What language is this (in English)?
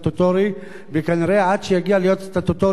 Hebrew